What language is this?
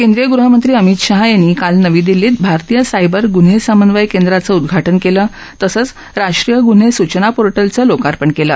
Marathi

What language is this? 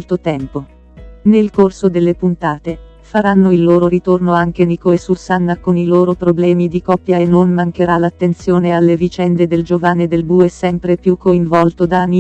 Italian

